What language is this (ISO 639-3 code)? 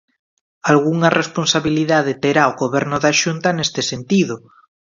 glg